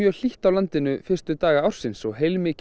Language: Icelandic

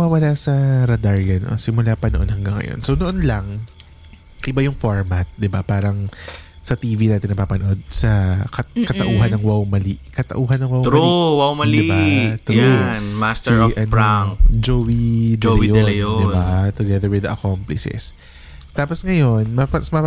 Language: Filipino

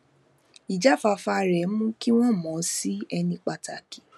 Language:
Yoruba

